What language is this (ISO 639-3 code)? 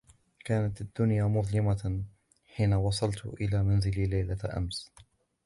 ara